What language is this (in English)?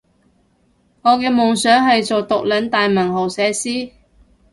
Cantonese